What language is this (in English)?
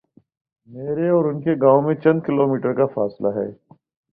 Urdu